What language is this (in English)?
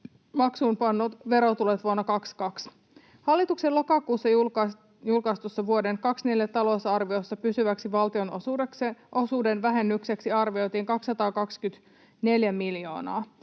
Finnish